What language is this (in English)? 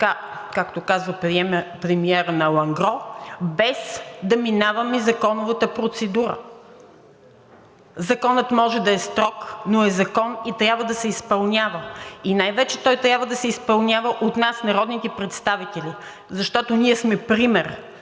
Bulgarian